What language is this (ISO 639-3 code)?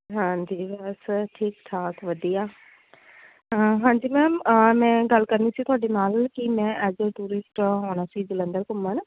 pan